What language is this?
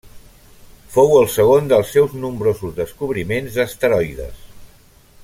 Catalan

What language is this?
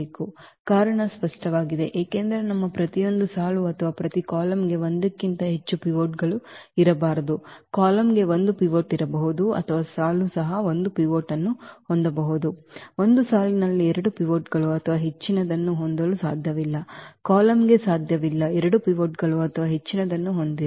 Kannada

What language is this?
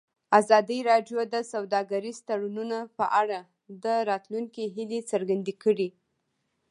Pashto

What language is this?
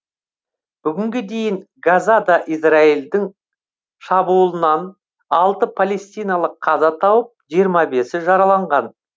Kazakh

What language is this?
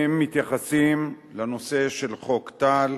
Hebrew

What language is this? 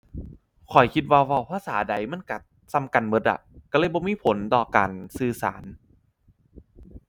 Thai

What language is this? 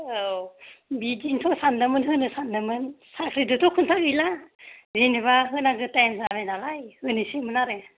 Bodo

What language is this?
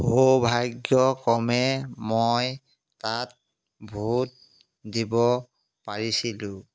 Assamese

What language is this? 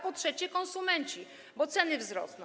Polish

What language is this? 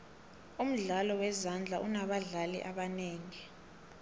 South Ndebele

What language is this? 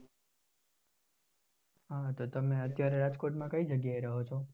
Gujarati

